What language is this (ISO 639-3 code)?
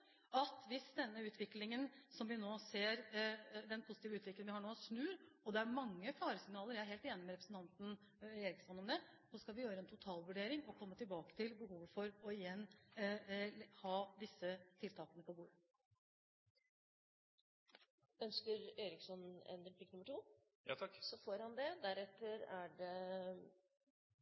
nor